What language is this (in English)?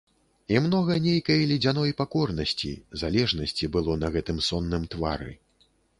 Belarusian